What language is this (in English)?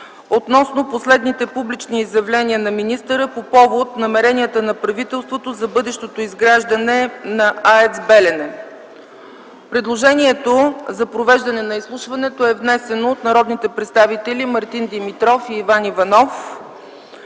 Bulgarian